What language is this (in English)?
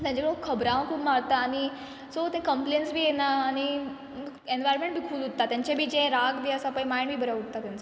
Konkani